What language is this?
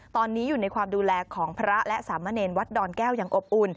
Thai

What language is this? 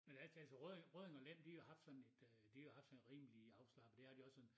Danish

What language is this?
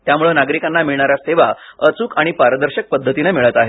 Marathi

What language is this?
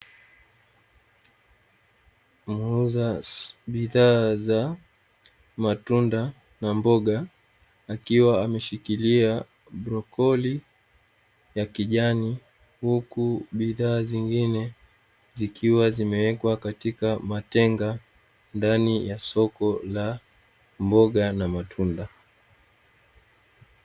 Swahili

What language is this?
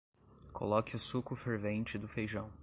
Portuguese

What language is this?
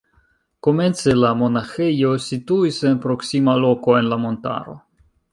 Esperanto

